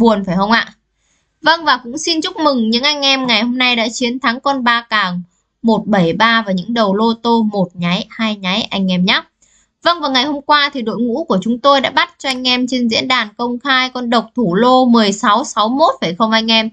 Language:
Vietnamese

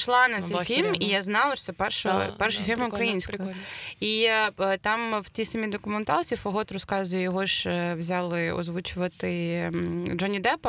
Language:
Ukrainian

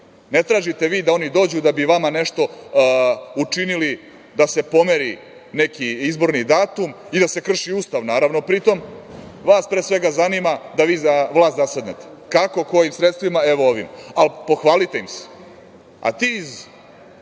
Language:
Serbian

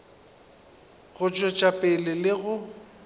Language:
Northern Sotho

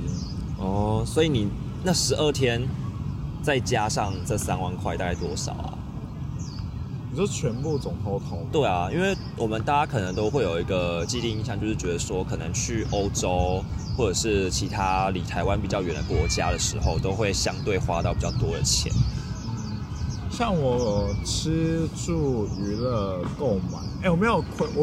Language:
Chinese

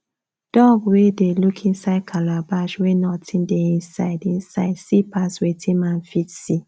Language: Nigerian Pidgin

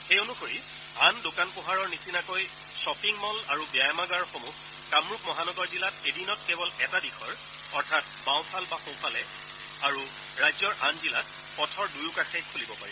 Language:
Assamese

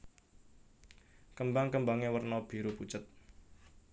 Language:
Javanese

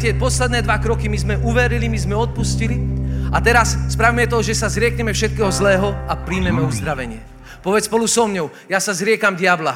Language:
Slovak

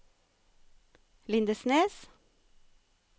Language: Norwegian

